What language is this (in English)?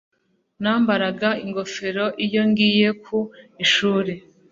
Kinyarwanda